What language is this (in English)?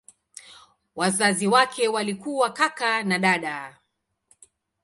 Swahili